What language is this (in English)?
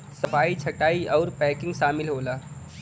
Bhojpuri